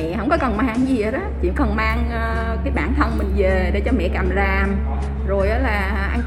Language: Vietnamese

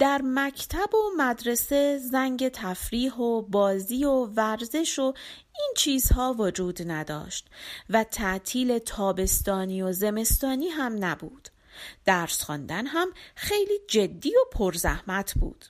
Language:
Persian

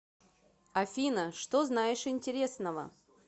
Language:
Russian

